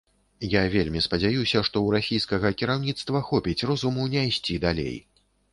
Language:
Belarusian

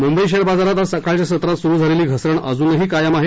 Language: Marathi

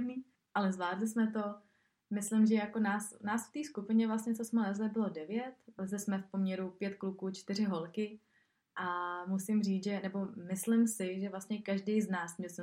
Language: Czech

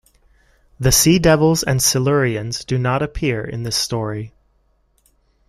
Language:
English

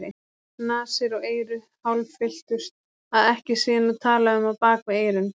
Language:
Icelandic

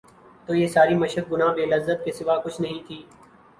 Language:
Urdu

